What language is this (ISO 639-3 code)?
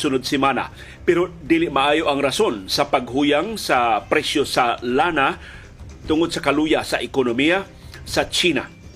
fil